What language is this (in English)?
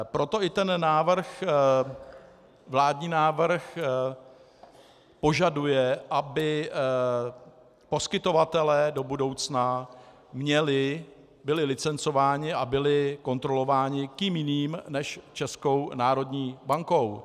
Czech